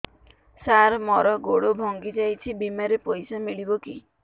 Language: Odia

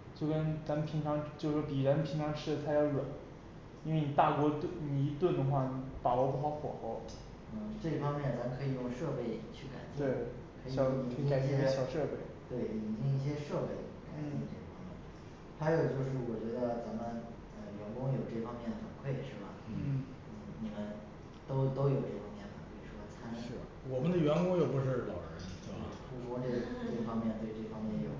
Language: Chinese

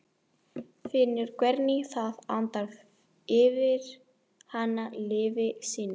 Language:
Icelandic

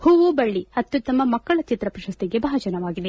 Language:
Kannada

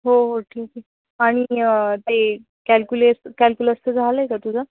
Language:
Marathi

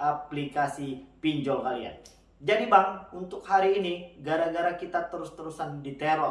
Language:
Indonesian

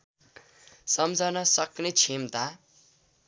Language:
Nepali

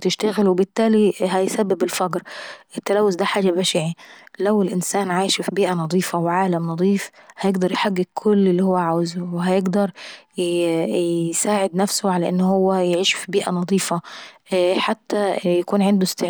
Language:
Saidi Arabic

